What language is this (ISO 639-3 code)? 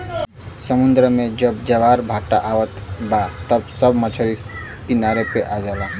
bho